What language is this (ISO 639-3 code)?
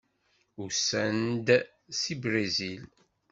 kab